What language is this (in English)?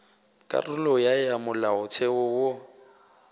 Northern Sotho